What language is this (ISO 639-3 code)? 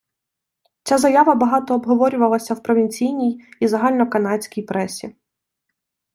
ukr